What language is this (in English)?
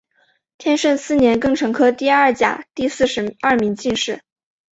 Chinese